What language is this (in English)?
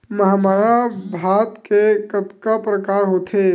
Chhattisgarhi